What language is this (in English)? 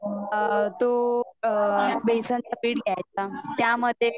Marathi